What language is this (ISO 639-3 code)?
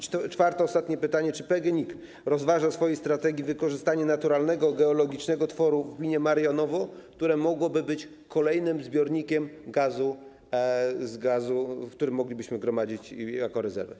pol